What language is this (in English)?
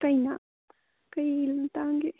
Manipuri